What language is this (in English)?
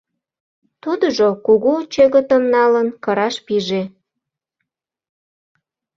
Mari